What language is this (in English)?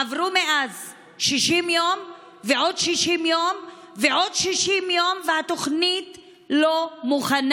Hebrew